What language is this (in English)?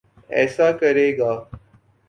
Urdu